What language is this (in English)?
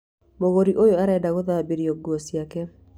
Kikuyu